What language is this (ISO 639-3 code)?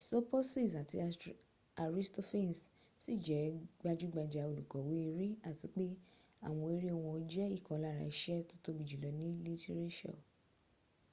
yor